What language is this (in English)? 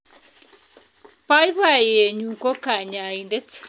Kalenjin